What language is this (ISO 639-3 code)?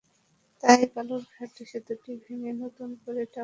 ben